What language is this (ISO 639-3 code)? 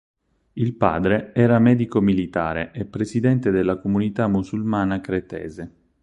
ita